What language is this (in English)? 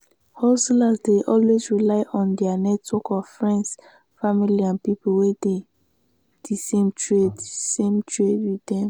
Nigerian Pidgin